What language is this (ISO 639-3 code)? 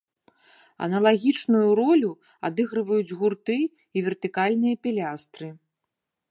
bel